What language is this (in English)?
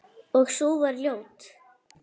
Icelandic